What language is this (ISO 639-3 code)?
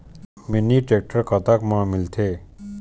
hne